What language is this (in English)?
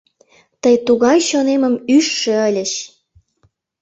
Mari